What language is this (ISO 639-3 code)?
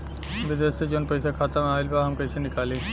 bho